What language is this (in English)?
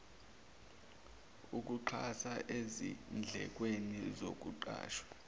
Zulu